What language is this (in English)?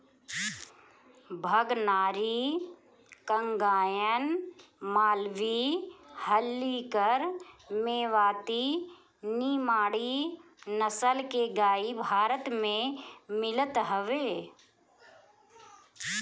Bhojpuri